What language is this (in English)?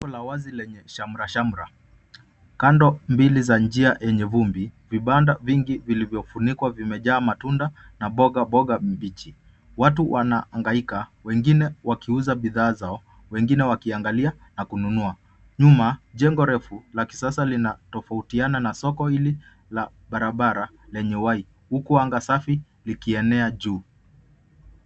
Swahili